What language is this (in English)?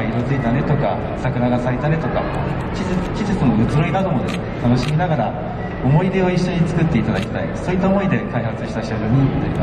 Japanese